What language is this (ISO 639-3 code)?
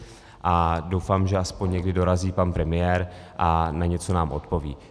ces